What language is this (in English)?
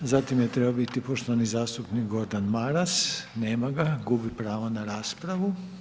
Croatian